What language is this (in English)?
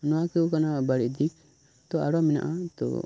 Santali